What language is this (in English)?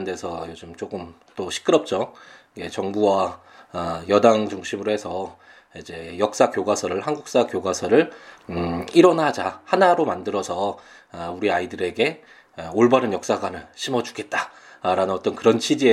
Korean